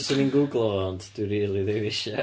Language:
Welsh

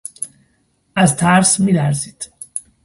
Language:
Persian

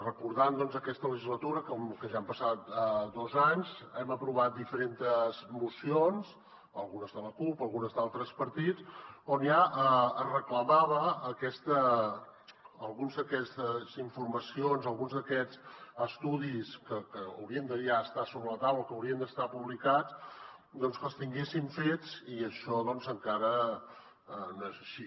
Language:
Catalan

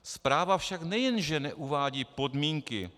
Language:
Czech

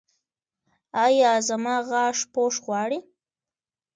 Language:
Pashto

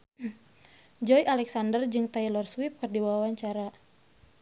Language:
Sundanese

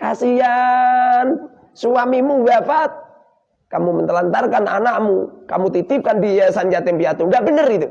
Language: Indonesian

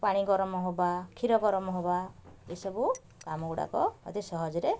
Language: Odia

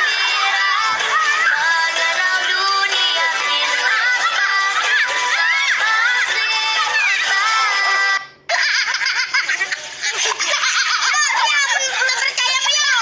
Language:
Indonesian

